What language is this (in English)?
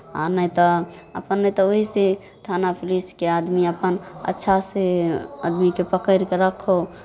Maithili